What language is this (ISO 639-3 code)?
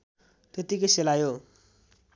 nep